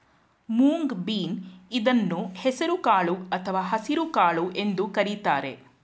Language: Kannada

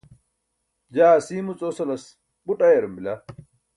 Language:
Burushaski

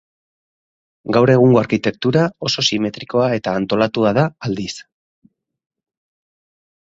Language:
Basque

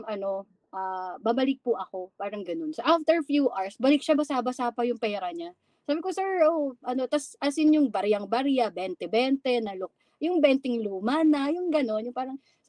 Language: Filipino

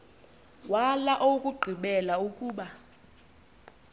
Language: Xhosa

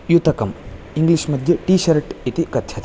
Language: Sanskrit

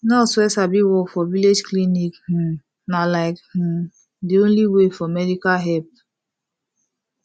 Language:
Nigerian Pidgin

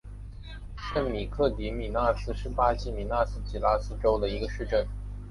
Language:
Chinese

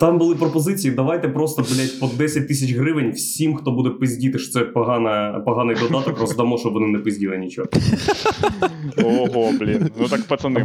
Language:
Ukrainian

